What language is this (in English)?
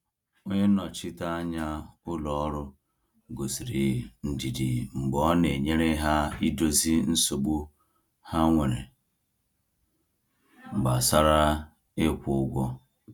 Igbo